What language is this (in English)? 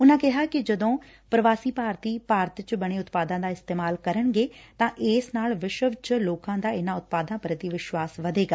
Punjabi